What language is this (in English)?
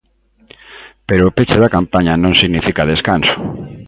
Galician